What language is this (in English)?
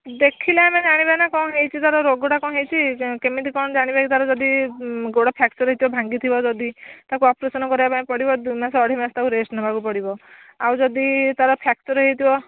Odia